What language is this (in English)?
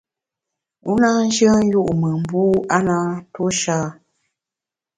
Bamun